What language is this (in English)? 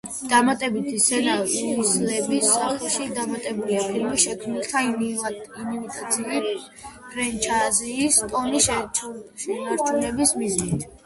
Georgian